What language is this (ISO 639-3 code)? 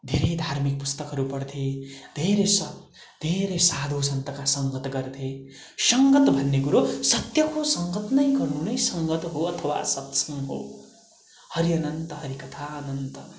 nep